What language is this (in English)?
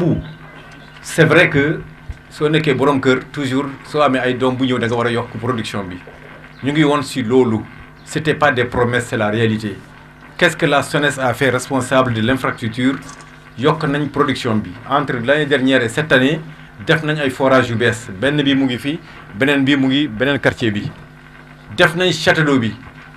French